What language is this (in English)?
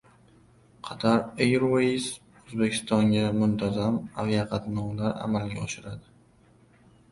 Uzbek